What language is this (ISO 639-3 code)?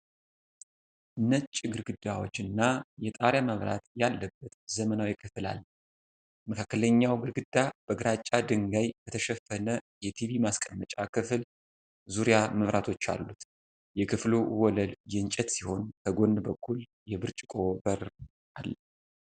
amh